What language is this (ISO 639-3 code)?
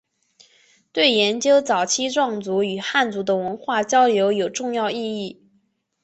zho